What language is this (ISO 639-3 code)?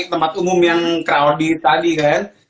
ind